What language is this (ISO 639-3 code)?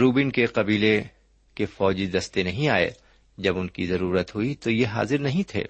urd